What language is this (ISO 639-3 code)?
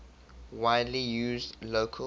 eng